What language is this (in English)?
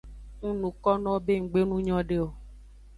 Aja (Benin)